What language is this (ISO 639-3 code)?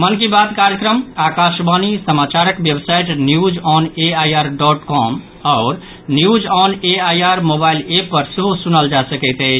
mai